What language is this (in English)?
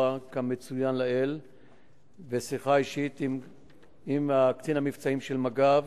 Hebrew